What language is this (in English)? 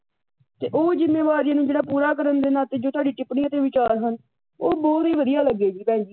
Punjabi